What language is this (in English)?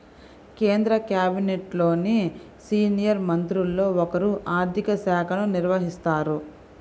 Telugu